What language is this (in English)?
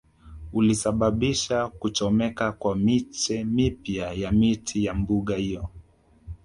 Swahili